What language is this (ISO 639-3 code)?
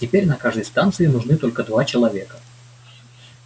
rus